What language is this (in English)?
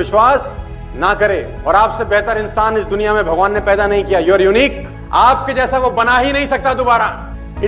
Hindi